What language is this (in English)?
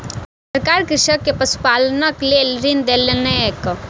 Maithili